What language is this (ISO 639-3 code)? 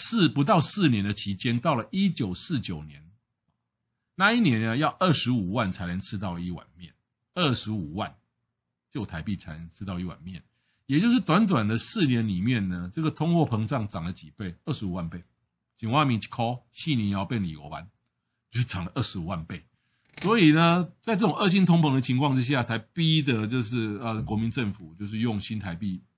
zho